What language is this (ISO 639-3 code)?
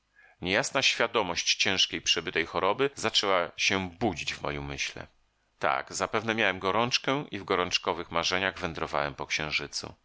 pol